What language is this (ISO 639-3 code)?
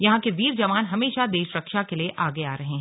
hin